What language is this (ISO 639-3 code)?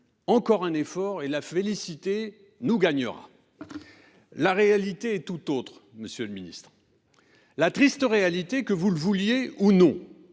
fra